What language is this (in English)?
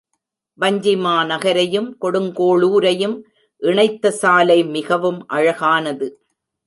Tamil